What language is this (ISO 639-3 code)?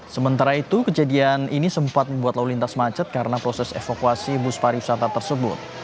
ind